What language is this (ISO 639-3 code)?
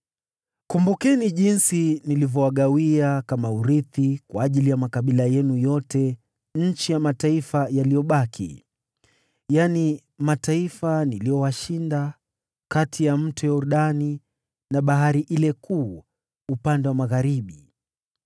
swa